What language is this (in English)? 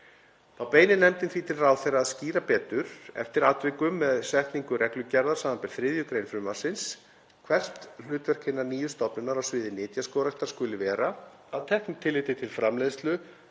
Icelandic